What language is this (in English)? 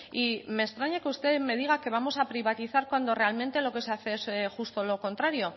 Spanish